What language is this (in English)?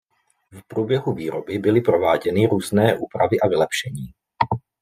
Czech